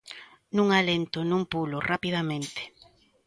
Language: Galician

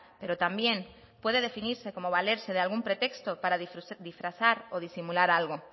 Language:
Spanish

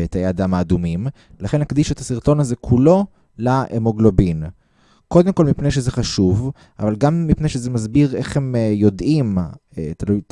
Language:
Hebrew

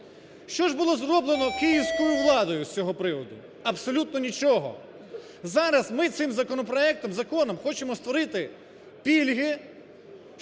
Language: Ukrainian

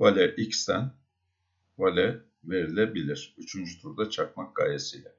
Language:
Turkish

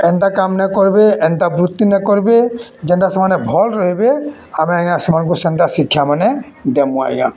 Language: Odia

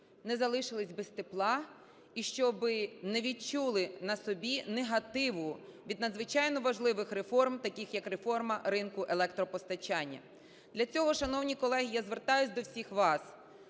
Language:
Ukrainian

